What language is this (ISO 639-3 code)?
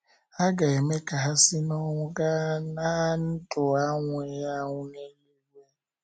ibo